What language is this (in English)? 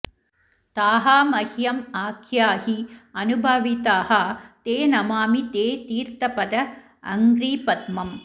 Sanskrit